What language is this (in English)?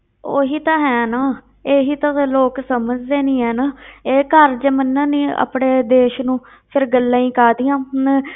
Punjabi